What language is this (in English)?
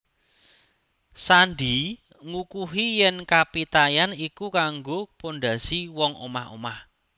Javanese